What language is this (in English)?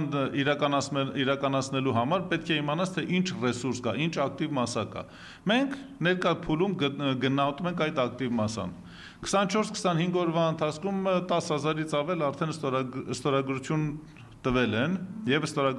Turkish